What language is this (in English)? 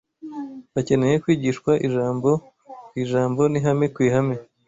Kinyarwanda